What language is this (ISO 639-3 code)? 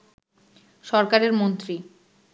ben